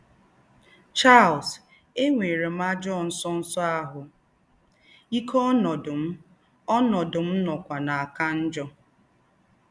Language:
Igbo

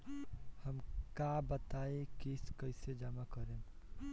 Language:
Bhojpuri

